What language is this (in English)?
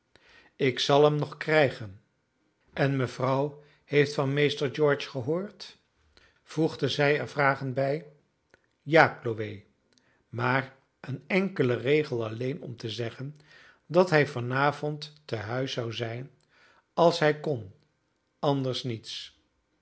Dutch